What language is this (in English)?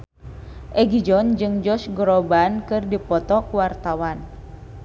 Sundanese